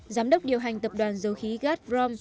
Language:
Vietnamese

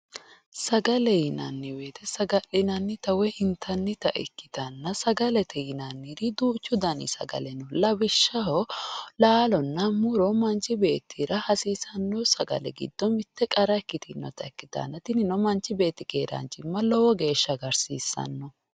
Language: Sidamo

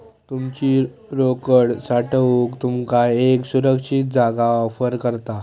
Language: Marathi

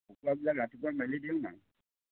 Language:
Assamese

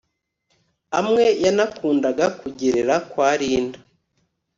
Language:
Kinyarwanda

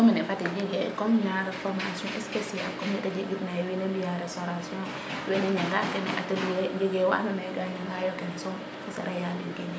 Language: Serer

